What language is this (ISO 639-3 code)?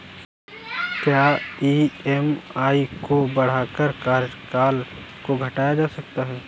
hin